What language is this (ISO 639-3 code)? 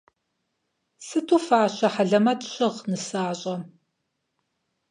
kbd